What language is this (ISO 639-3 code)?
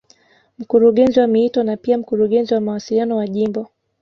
swa